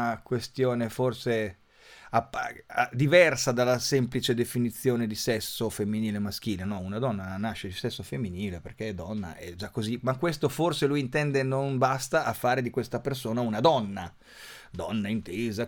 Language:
Italian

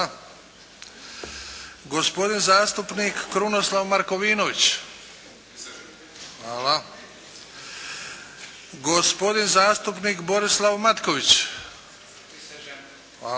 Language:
Croatian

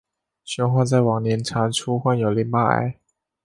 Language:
Chinese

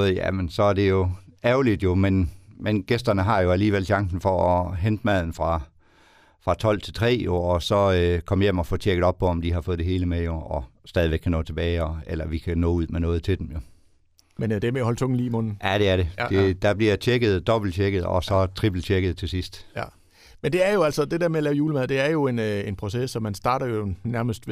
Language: Danish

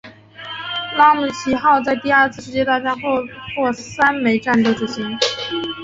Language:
Chinese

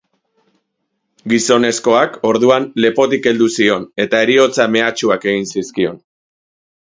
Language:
Basque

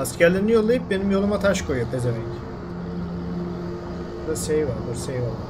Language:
Turkish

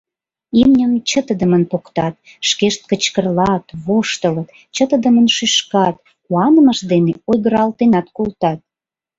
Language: Mari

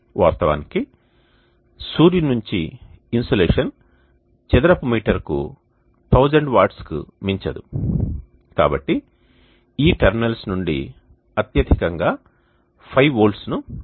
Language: Telugu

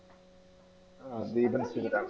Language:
Malayalam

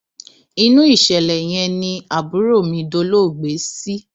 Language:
Yoruba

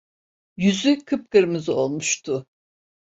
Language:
Turkish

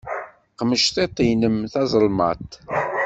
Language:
Kabyle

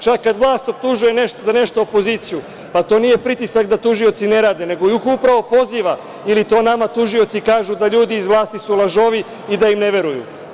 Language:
Serbian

